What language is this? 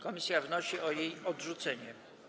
Polish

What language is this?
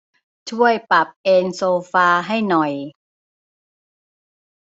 Thai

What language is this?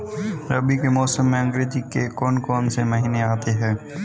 Hindi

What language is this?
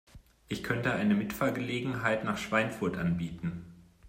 German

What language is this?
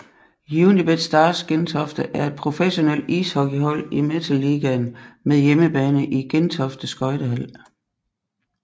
Danish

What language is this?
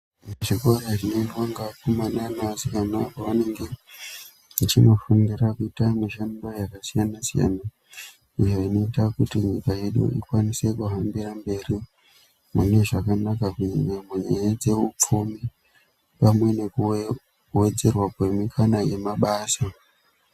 Ndau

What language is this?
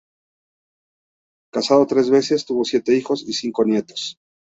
Spanish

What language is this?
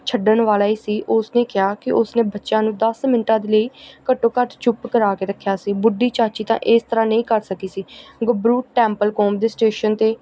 Punjabi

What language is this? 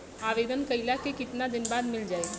Bhojpuri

